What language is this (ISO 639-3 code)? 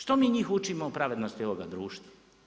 hrv